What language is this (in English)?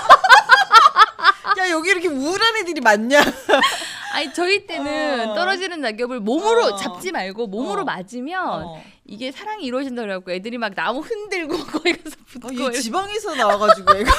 Korean